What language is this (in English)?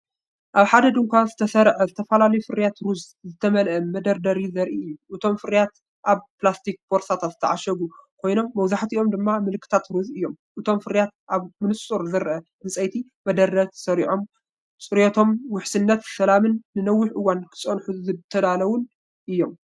Tigrinya